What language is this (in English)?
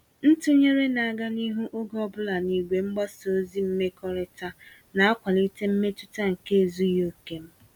Igbo